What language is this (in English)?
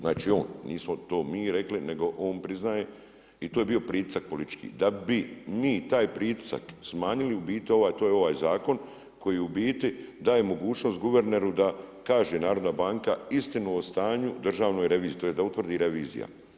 Croatian